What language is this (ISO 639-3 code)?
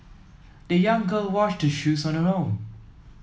eng